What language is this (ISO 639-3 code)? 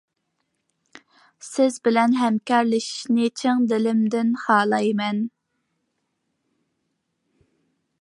uig